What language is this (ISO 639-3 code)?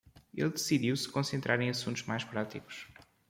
por